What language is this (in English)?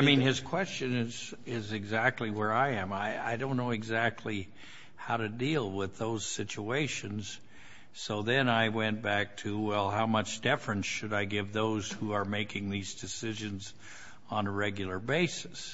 English